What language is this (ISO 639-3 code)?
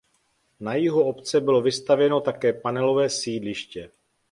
ces